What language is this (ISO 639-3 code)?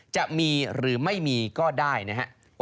tha